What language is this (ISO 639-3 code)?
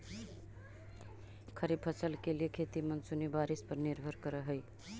mag